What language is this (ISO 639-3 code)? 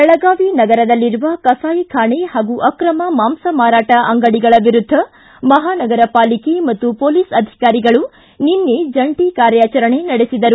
kan